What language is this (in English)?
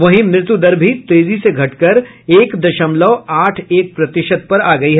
Hindi